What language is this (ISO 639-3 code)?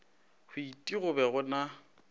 nso